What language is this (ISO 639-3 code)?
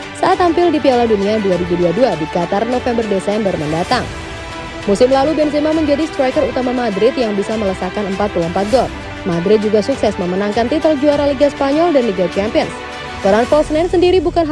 ind